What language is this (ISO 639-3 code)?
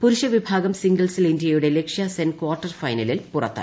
mal